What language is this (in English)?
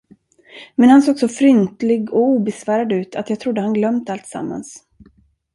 Swedish